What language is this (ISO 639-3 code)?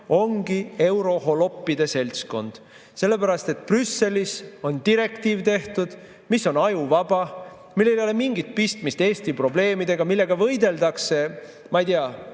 est